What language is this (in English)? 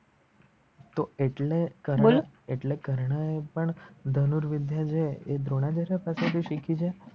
Gujarati